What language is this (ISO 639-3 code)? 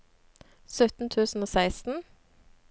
nor